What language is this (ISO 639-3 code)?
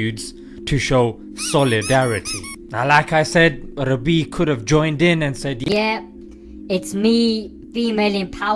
eng